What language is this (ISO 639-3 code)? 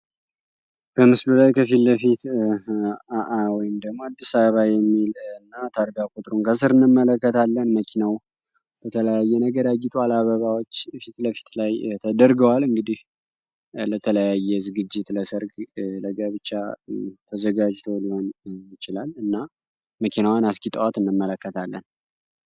amh